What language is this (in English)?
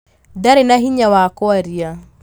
Kikuyu